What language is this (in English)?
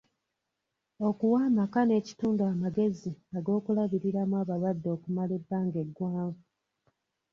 Ganda